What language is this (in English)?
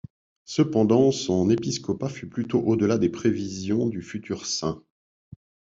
French